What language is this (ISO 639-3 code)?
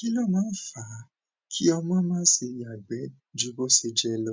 yor